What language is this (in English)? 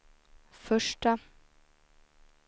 Swedish